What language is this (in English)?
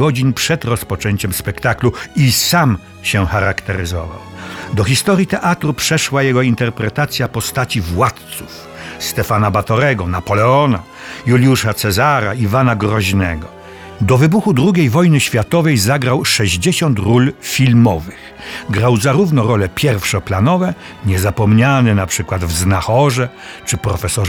Polish